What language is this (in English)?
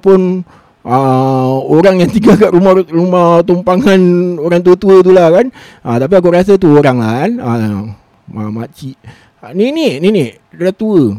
Malay